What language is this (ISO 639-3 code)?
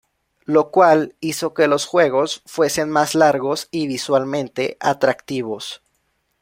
spa